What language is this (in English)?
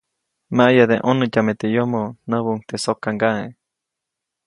Copainalá Zoque